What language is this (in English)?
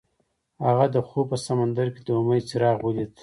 Pashto